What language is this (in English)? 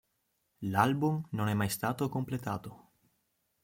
Italian